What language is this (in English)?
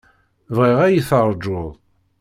Kabyle